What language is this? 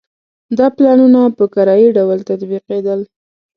Pashto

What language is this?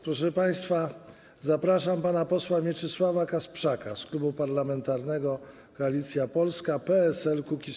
Polish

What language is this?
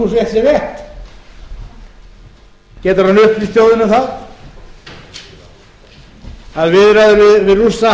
Icelandic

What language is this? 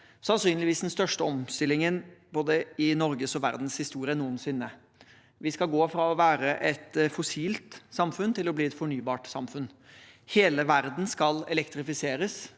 Norwegian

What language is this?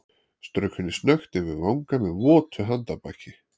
Icelandic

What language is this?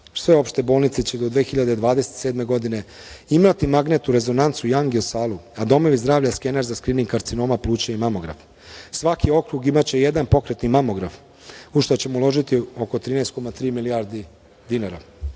Serbian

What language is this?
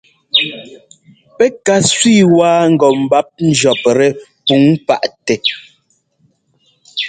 Ngomba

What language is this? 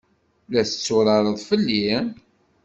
Kabyle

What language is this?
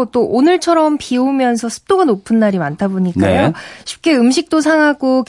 Korean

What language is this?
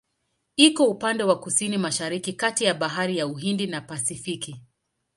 Swahili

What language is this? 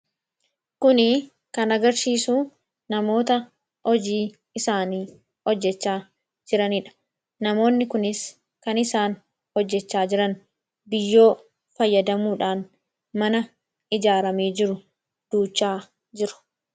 Oromo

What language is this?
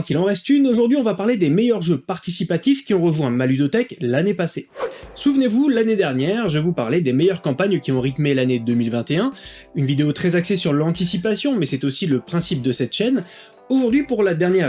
French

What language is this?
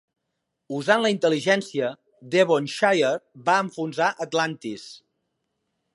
Catalan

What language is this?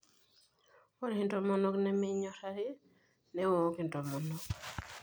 Masai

